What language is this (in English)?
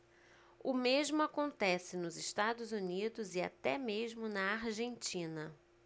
Portuguese